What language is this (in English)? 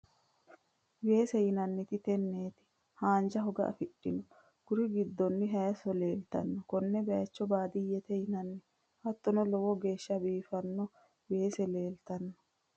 Sidamo